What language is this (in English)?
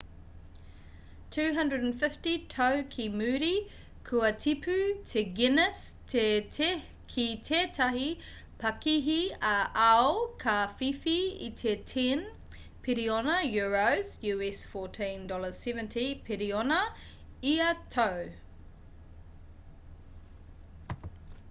Māori